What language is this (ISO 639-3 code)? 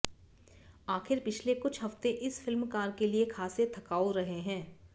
hin